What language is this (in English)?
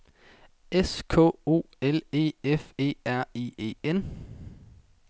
Danish